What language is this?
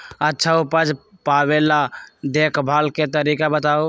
Magahi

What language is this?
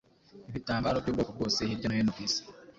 Kinyarwanda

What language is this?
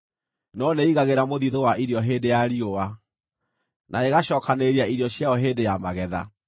Kikuyu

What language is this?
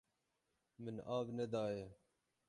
Kurdish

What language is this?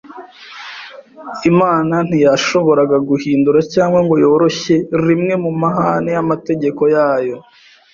Kinyarwanda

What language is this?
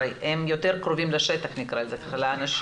Hebrew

